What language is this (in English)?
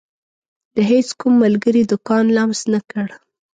Pashto